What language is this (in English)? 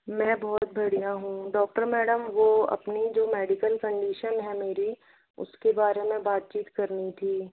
Hindi